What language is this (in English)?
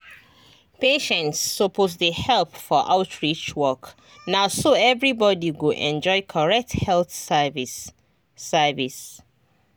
Nigerian Pidgin